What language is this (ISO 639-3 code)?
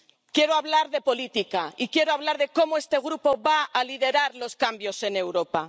spa